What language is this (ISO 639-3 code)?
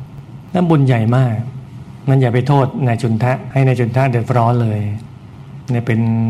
tha